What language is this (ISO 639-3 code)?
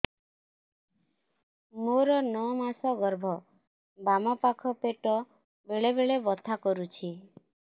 ori